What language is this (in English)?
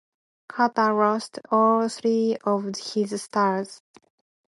English